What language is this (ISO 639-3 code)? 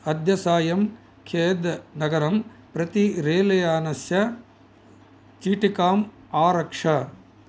san